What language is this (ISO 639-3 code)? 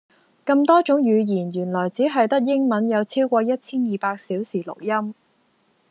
yue